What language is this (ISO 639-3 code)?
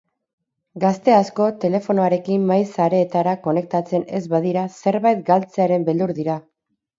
eus